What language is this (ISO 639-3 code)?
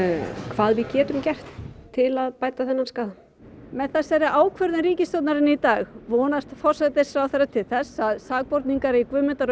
isl